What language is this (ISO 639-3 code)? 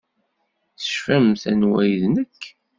kab